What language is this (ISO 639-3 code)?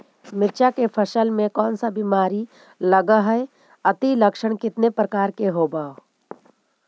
mag